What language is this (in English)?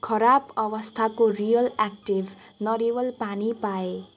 Nepali